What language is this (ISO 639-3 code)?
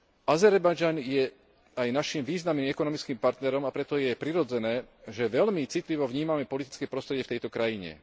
slk